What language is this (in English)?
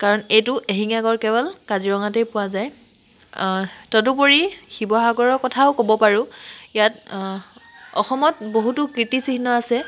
Assamese